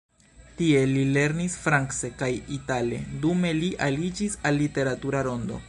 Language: Esperanto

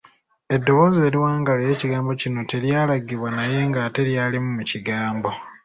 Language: Ganda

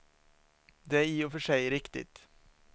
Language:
Swedish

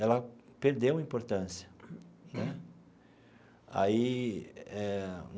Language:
Portuguese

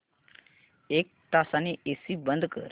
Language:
Marathi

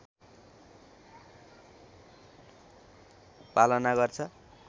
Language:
Nepali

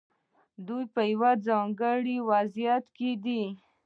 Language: Pashto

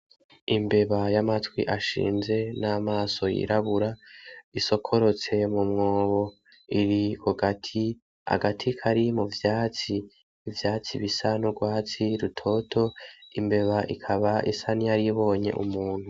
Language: Rundi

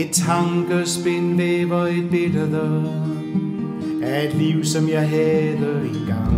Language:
Danish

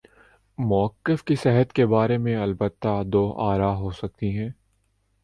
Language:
Urdu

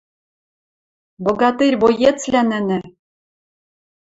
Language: Western Mari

